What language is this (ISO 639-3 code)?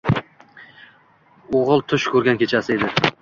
uzb